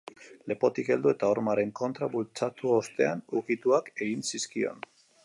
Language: Basque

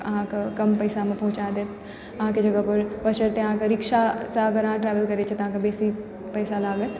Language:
Maithili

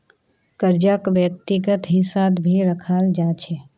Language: Magahi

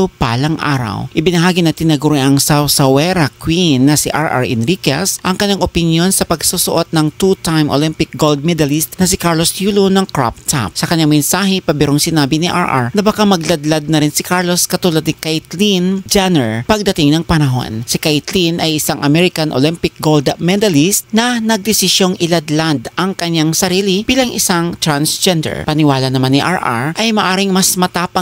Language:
Filipino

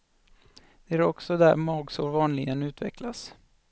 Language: Swedish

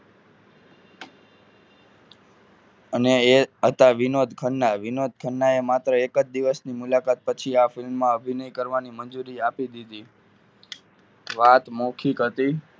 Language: Gujarati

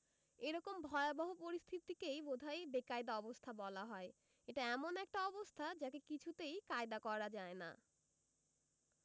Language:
Bangla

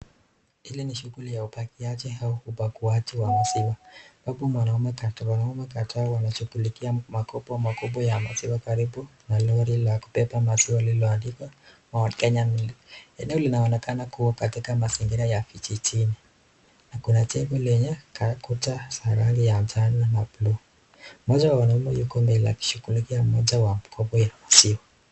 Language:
Swahili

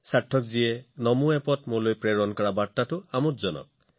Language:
Assamese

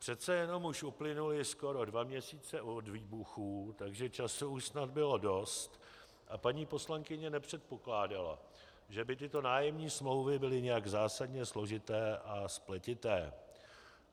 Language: Czech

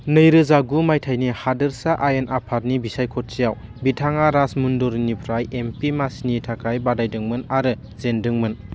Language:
Bodo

